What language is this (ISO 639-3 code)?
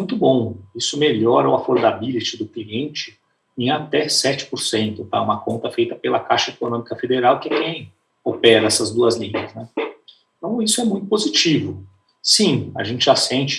por